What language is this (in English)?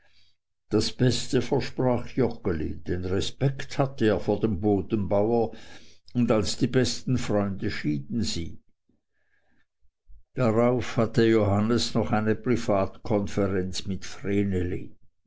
German